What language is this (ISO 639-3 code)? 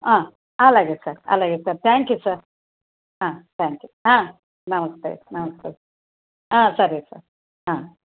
tel